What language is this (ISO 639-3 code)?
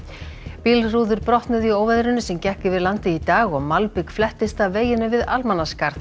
isl